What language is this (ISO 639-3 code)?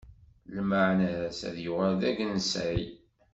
kab